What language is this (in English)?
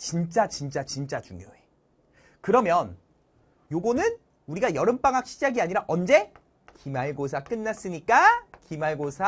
Korean